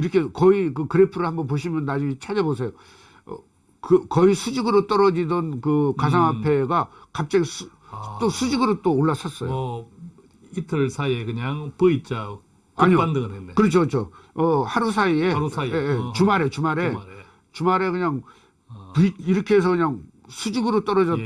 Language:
Korean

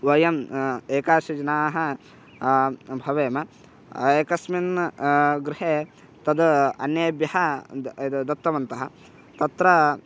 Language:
Sanskrit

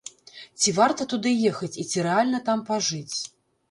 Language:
Belarusian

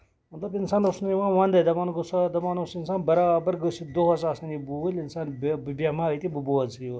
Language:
Kashmiri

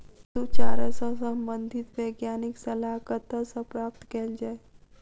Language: Maithili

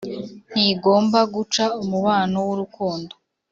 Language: Kinyarwanda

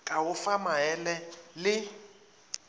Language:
Northern Sotho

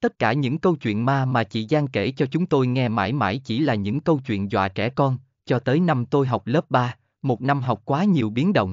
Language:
Vietnamese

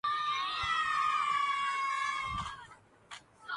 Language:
Urdu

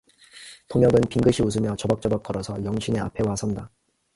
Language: Korean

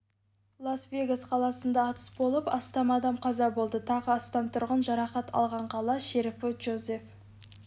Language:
Kazakh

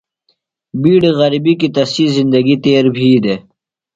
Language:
Phalura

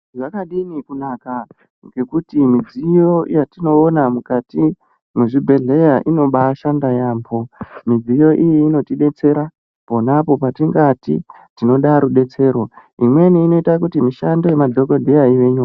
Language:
Ndau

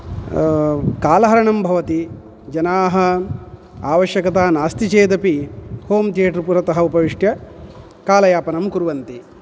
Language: Sanskrit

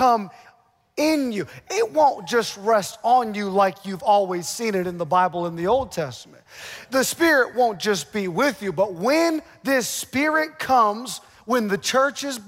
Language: English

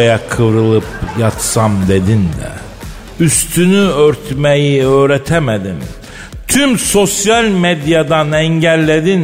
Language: Turkish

